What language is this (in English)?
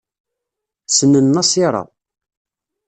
Kabyle